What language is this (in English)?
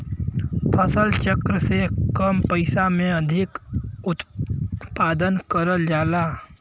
Bhojpuri